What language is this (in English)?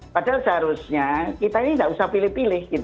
Indonesian